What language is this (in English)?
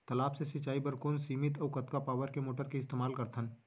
Chhattisgarhi